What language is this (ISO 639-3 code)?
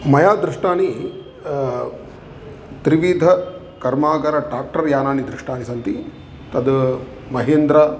san